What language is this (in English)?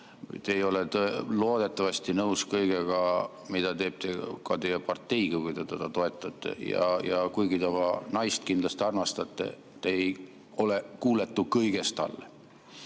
Estonian